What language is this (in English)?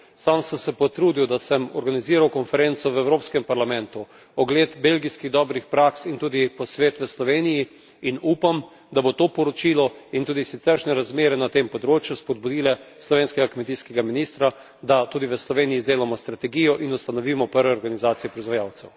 Slovenian